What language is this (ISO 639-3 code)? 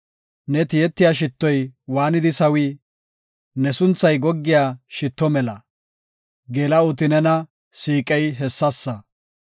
gof